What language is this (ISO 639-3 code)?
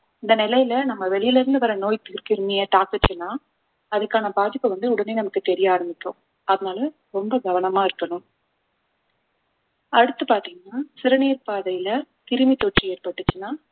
tam